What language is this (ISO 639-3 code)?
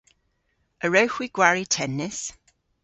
cor